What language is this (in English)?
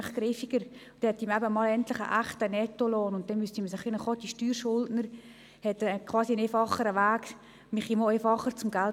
Swiss German